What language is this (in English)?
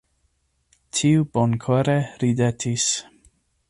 Esperanto